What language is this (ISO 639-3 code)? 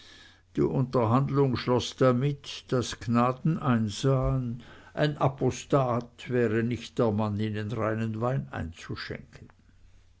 deu